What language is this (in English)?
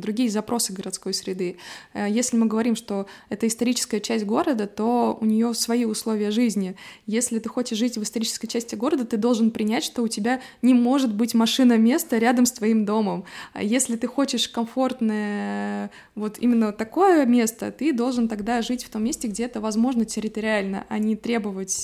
Russian